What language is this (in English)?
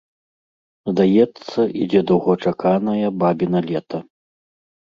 Belarusian